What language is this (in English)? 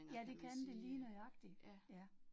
Danish